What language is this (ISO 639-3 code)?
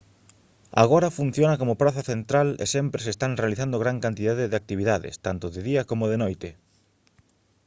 glg